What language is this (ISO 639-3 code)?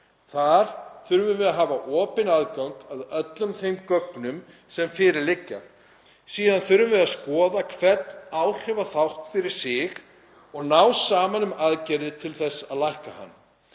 isl